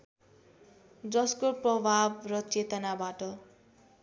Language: Nepali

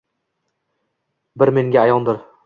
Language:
Uzbek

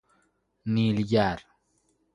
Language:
Persian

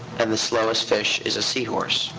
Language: English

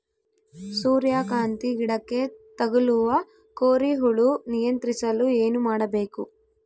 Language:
Kannada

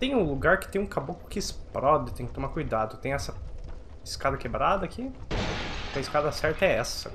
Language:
Portuguese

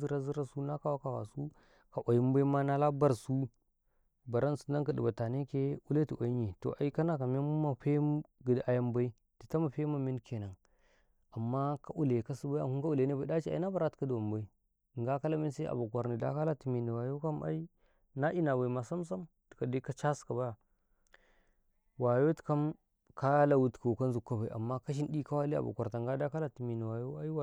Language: Karekare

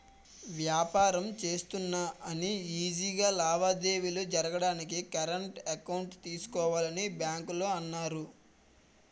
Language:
Telugu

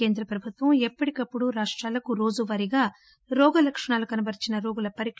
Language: Telugu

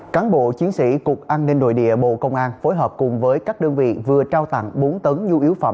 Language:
Vietnamese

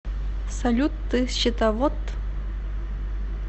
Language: Russian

